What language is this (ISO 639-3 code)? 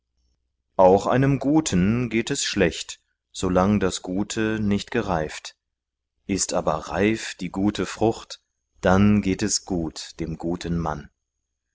deu